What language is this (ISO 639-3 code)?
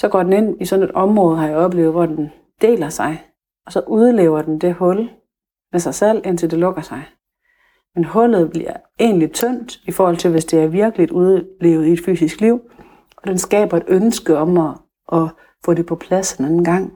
dan